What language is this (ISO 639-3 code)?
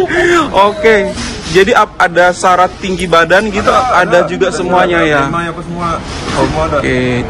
ind